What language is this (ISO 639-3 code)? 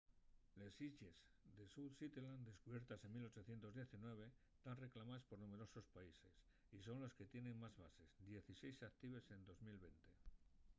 ast